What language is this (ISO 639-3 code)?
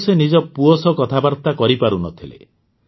ori